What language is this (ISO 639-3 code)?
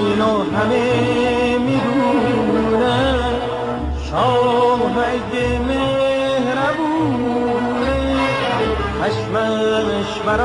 fas